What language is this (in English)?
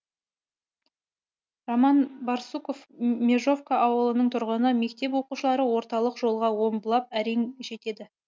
Kazakh